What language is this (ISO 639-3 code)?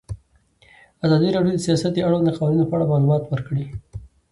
pus